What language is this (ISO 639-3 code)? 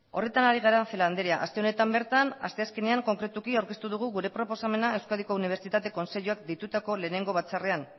eus